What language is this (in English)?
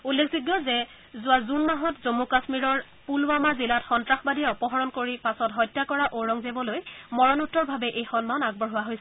Assamese